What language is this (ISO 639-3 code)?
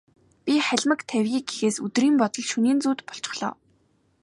mon